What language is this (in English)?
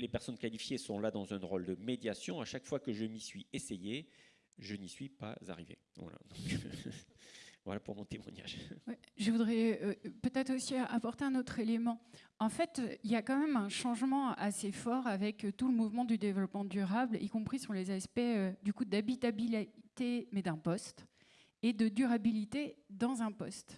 French